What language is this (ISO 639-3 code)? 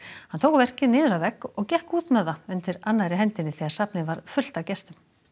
isl